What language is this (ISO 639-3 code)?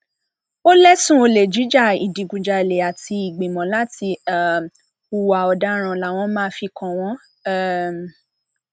yor